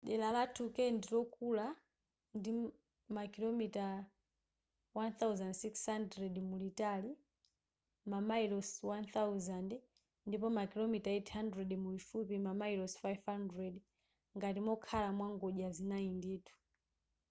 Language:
Nyanja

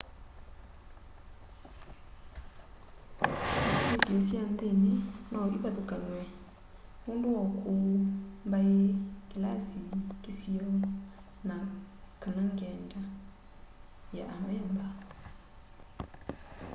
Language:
Kamba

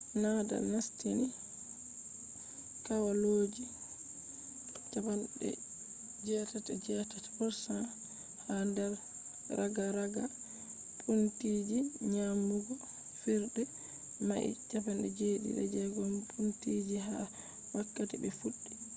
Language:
Fula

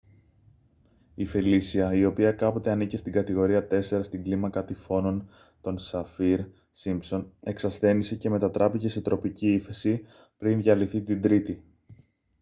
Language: Greek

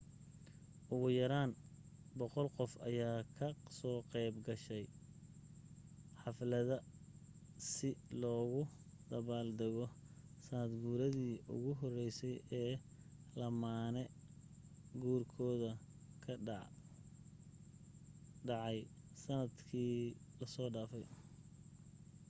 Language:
Somali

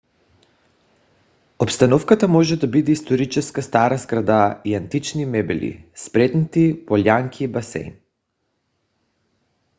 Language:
Bulgarian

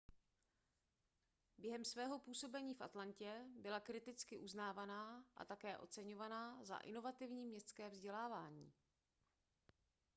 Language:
Czech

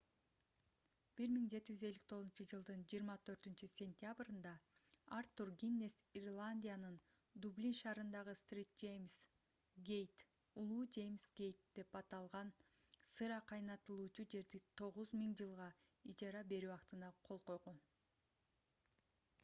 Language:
Kyrgyz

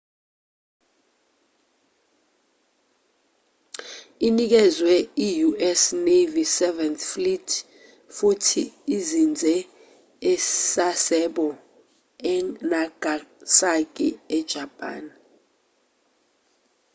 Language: Zulu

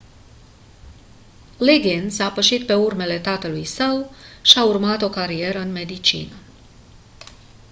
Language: Romanian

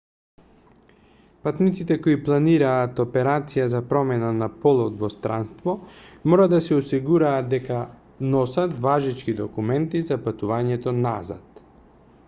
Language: Macedonian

